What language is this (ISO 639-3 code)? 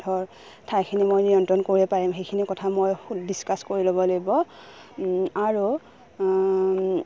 asm